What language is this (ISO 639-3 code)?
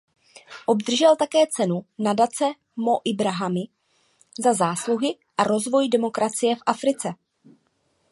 ces